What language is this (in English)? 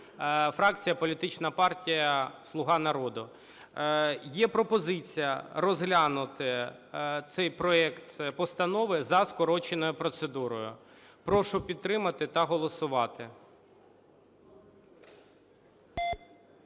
Ukrainian